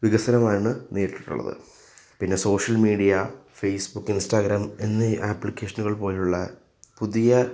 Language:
Malayalam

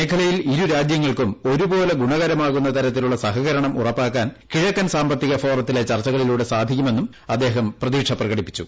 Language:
Malayalam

